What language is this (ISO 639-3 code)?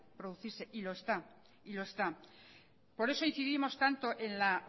spa